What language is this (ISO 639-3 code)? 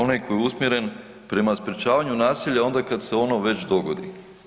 hrv